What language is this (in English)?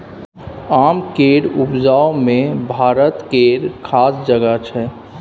Maithili